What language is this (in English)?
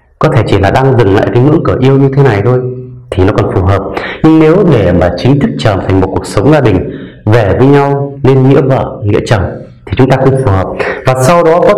Vietnamese